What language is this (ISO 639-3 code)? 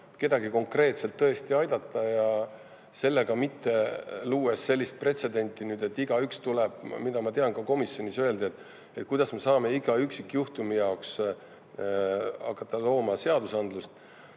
est